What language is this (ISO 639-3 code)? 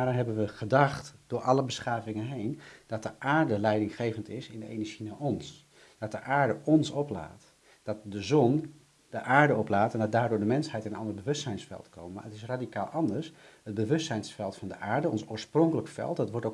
nld